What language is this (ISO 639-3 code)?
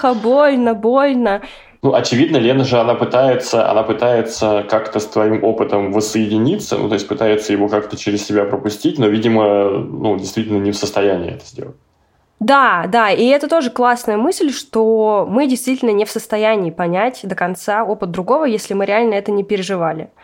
rus